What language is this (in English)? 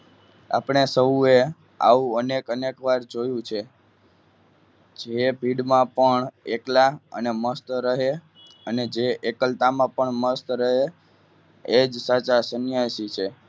Gujarati